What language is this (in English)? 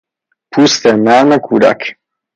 Persian